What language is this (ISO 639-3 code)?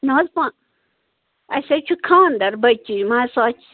kas